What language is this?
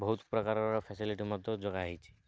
Odia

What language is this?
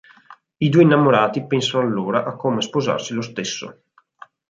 Italian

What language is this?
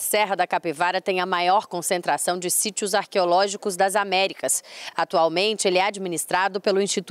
Portuguese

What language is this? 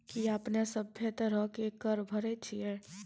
Maithili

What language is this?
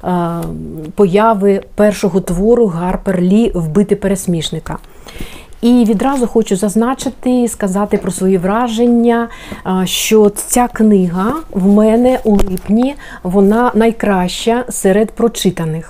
Ukrainian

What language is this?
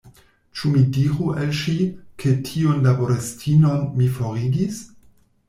Esperanto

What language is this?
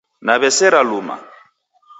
Taita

